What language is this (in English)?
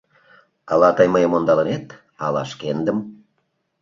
Mari